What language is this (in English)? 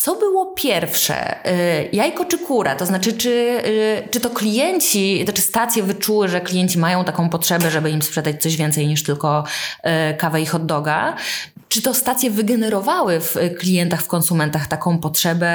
Polish